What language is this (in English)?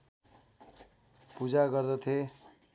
Nepali